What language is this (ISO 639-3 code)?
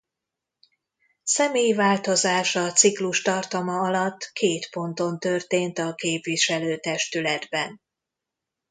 hun